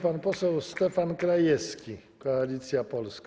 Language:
Polish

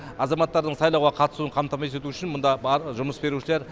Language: Kazakh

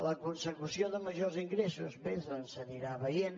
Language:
Catalan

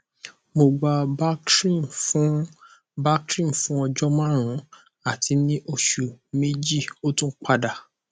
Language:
Yoruba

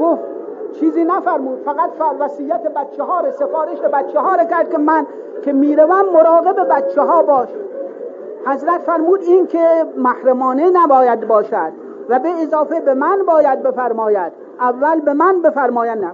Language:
Persian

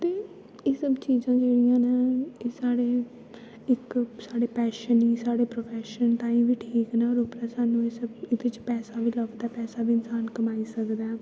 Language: Dogri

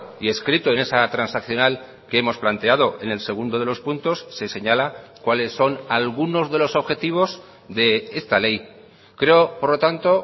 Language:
Spanish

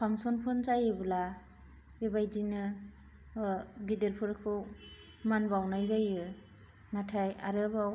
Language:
Bodo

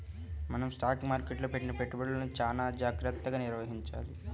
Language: Telugu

